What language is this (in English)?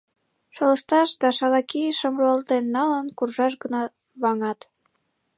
Mari